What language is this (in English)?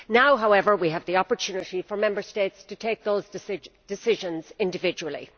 English